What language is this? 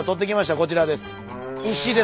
Japanese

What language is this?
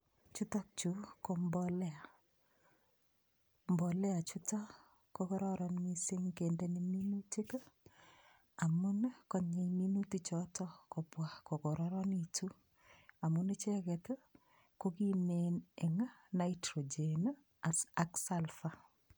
Kalenjin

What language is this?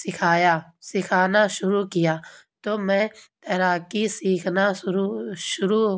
Urdu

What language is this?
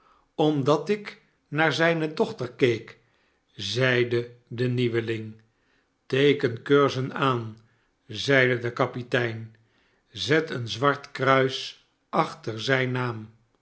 Dutch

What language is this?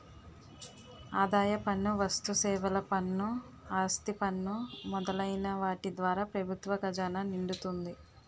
Telugu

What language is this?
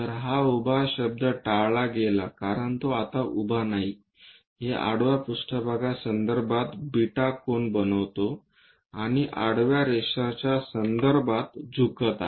Marathi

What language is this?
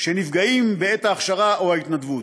Hebrew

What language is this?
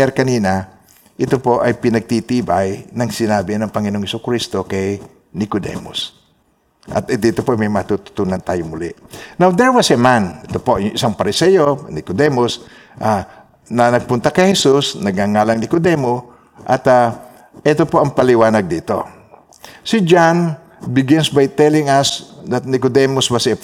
Filipino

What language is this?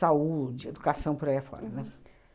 Portuguese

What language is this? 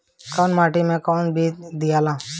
Bhojpuri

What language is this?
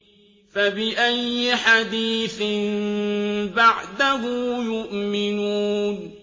Arabic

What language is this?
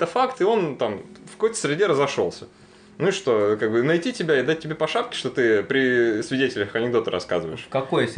Russian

